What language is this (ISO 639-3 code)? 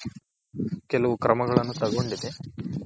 kan